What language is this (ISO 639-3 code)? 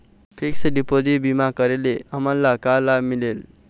hne